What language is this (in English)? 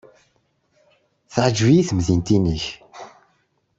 Kabyle